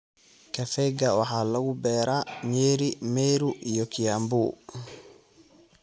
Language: Somali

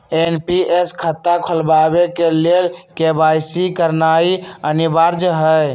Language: Magahi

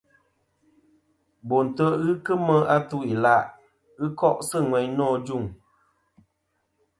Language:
Kom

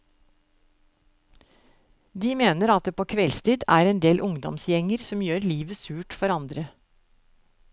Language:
Norwegian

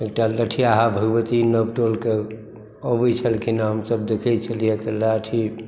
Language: Maithili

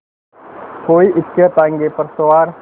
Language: Hindi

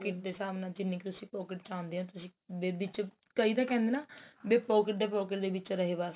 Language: Punjabi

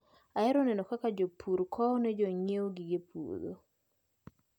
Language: Luo (Kenya and Tanzania)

